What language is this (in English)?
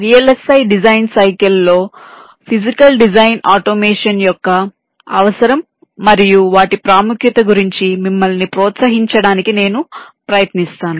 Telugu